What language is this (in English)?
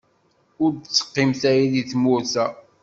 Kabyle